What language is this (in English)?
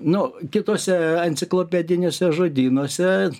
Lithuanian